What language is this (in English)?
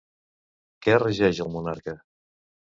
Catalan